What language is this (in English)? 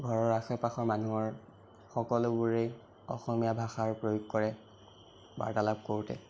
Assamese